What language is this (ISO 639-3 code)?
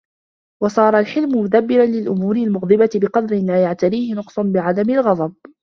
ara